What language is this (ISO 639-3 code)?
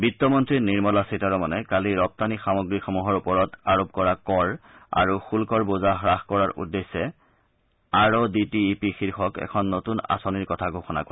asm